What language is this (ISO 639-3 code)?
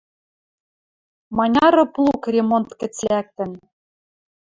mrj